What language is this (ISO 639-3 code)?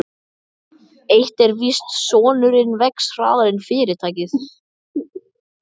isl